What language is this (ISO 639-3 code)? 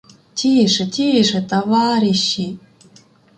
ukr